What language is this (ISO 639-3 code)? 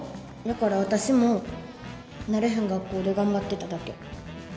jpn